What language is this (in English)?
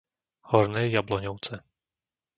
Slovak